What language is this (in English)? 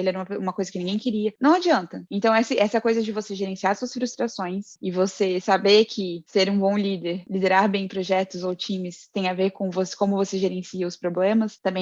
Portuguese